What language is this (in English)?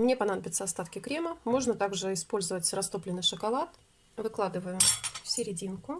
Russian